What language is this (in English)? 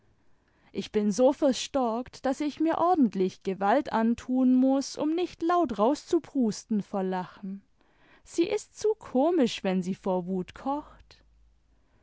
German